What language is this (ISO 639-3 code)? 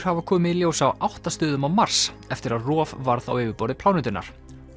isl